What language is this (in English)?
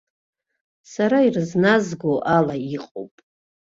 Abkhazian